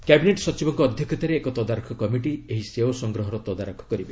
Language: Odia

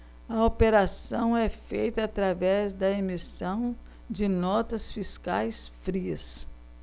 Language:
Portuguese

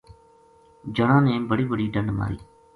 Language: Gujari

